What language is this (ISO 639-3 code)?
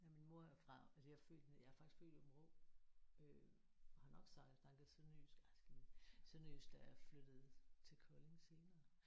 dan